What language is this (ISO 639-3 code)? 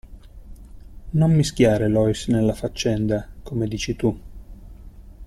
ita